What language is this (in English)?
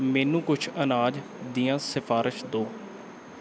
Punjabi